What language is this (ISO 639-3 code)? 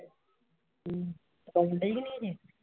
pan